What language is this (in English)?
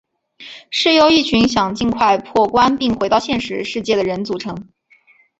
Chinese